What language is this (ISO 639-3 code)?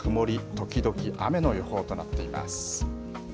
jpn